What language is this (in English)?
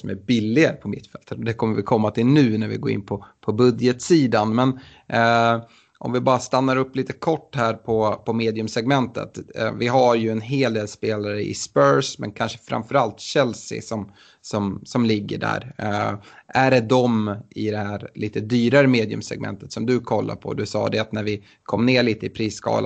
Swedish